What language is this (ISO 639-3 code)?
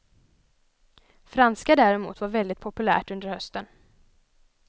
swe